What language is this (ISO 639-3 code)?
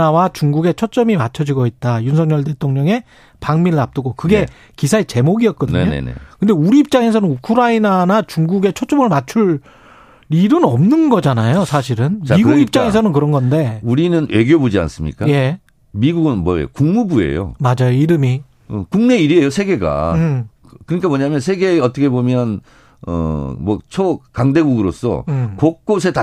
kor